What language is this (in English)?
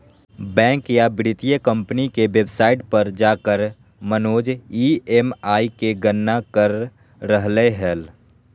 Magahi